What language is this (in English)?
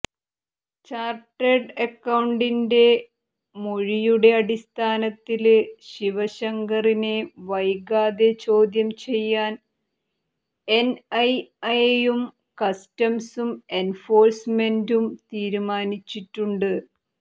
Malayalam